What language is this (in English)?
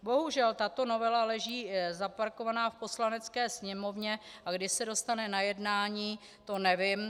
Czech